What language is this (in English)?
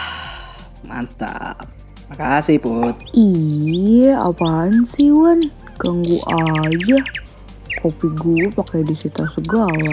Indonesian